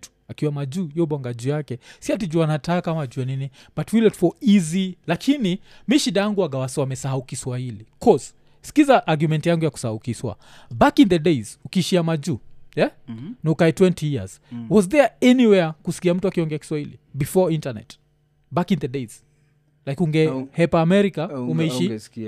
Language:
Swahili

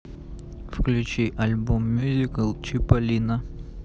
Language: Russian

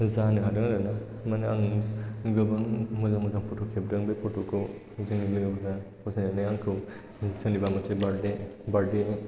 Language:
Bodo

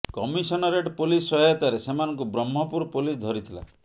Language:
Odia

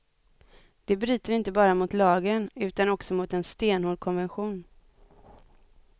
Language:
Swedish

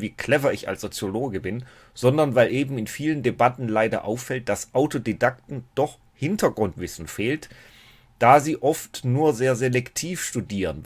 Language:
German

